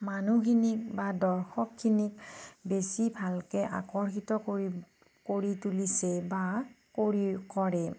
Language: Assamese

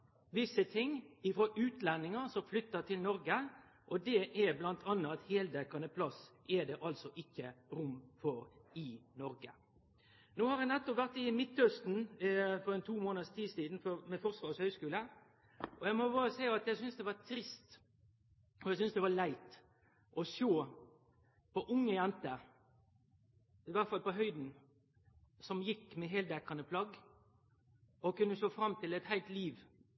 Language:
Norwegian Nynorsk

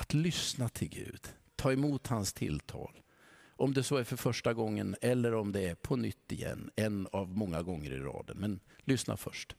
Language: Swedish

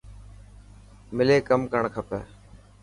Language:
Dhatki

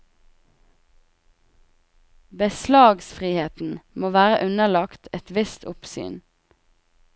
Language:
Norwegian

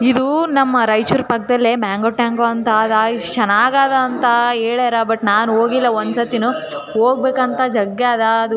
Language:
Kannada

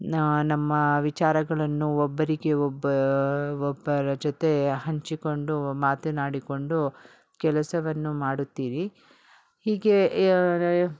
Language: Kannada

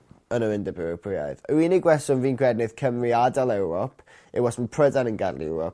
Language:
Welsh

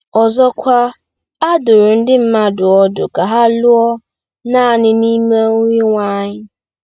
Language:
Igbo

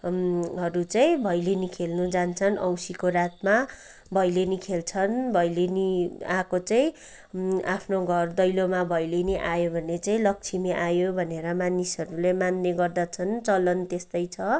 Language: Nepali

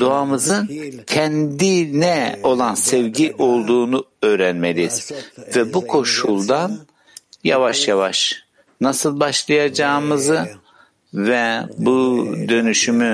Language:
Turkish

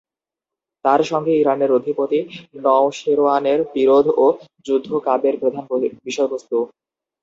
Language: Bangla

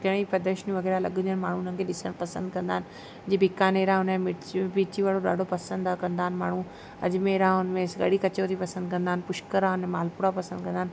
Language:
Sindhi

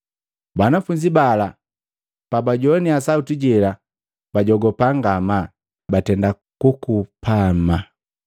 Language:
Matengo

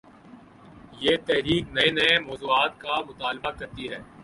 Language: Urdu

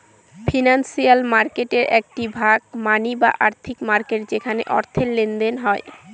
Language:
Bangla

